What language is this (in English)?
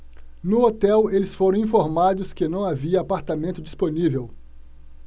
Portuguese